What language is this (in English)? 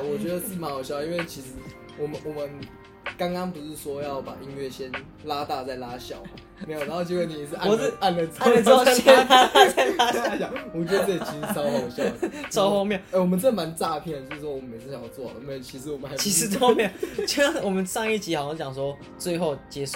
Chinese